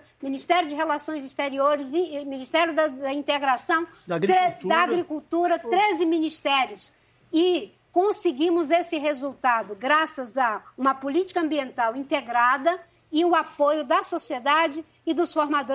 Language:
Portuguese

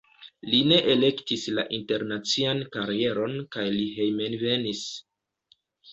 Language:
Esperanto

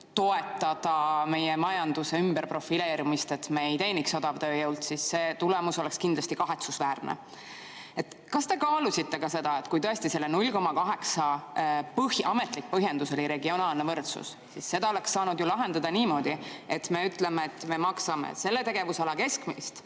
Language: Estonian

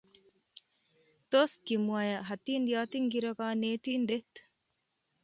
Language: Kalenjin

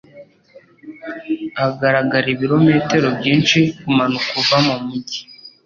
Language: Kinyarwanda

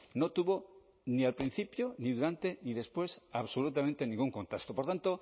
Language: Spanish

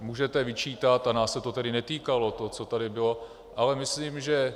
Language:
Czech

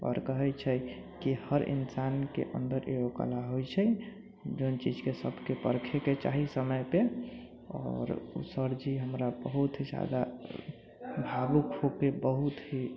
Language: Maithili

